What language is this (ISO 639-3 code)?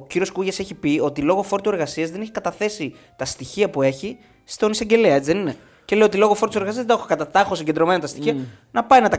ell